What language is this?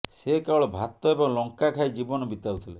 Odia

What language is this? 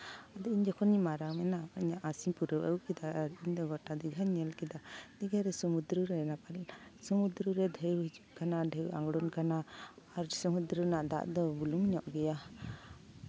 Santali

